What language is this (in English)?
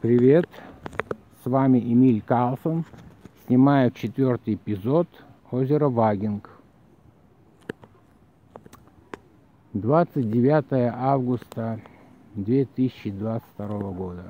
Russian